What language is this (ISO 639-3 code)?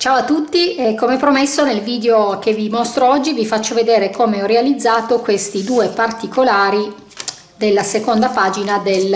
ita